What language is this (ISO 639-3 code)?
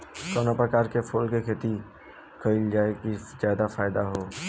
bho